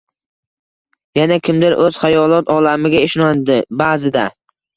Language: Uzbek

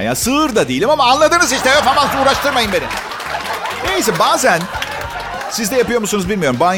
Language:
Turkish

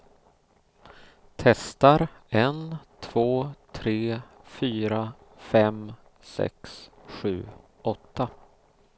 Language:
Swedish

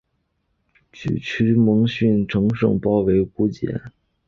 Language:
Chinese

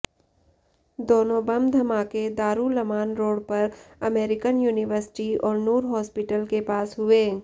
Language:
Hindi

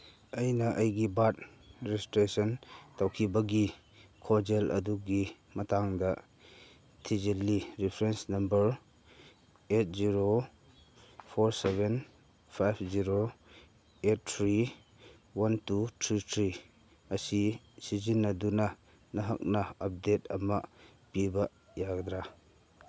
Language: Manipuri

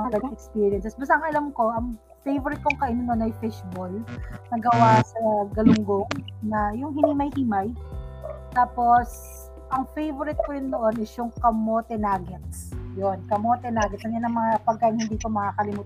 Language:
Filipino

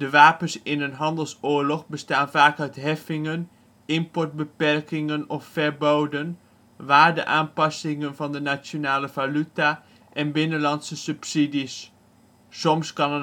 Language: Dutch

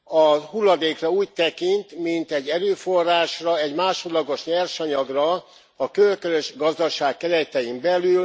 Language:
Hungarian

